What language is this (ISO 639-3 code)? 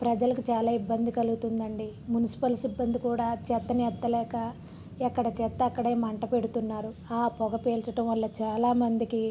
tel